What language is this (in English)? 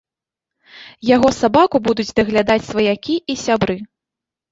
Belarusian